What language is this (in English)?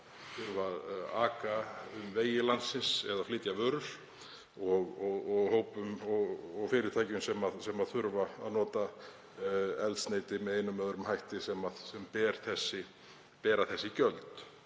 Icelandic